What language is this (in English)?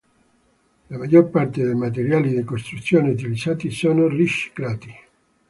Italian